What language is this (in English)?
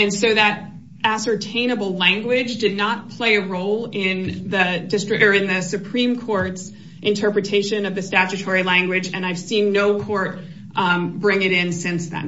English